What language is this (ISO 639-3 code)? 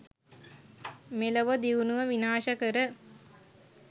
sin